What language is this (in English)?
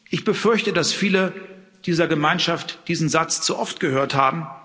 German